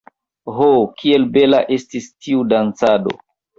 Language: Esperanto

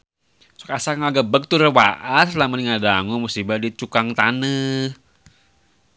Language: Sundanese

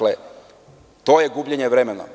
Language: Serbian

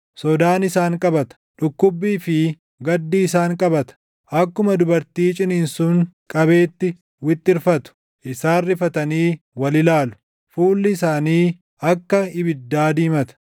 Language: Oromo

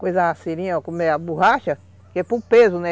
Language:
Portuguese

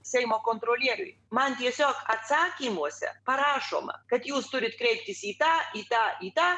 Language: Lithuanian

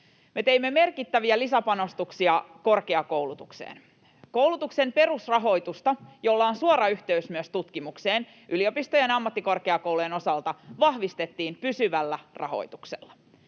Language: Finnish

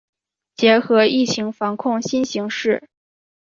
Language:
Chinese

